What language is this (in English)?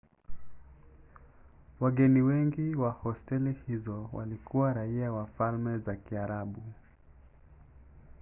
Swahili